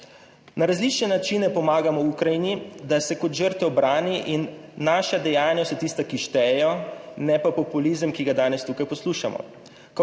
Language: Slovenian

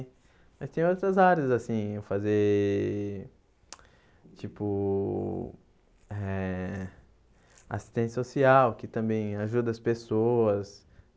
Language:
Portuguese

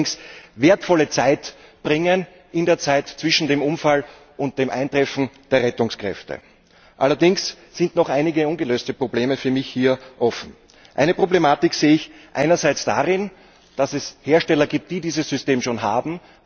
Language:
German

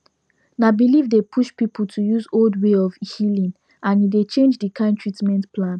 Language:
Nigerian Pidgin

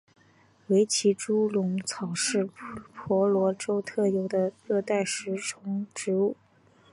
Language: Chinese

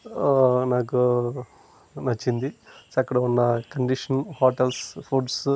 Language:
Telugu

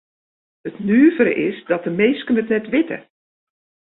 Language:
Western Frisian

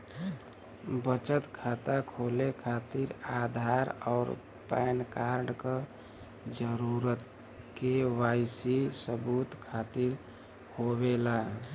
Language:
Bhojpuri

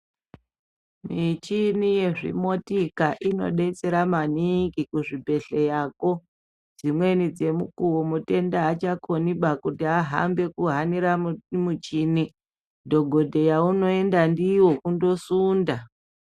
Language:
Ndau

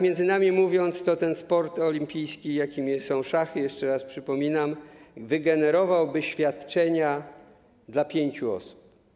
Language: Polish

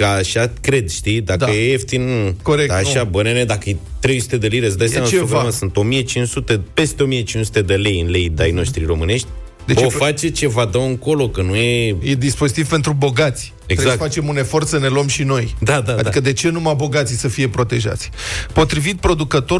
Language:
Romanian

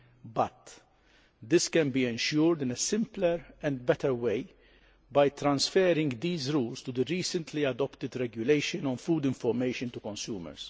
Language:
English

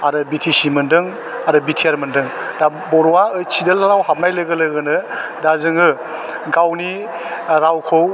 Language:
Bodo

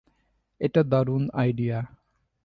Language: Bangla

